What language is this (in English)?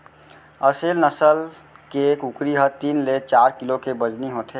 Chhattisgarhi